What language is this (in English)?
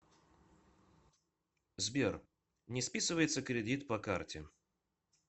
Russian